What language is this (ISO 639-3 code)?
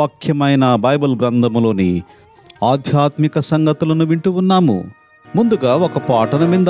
tel